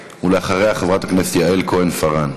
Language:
Hebrew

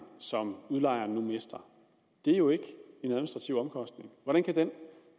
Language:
Danish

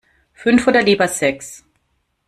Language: German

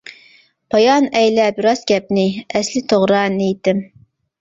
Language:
Uyghur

